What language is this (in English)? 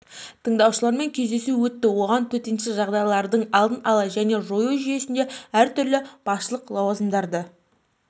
Kazakh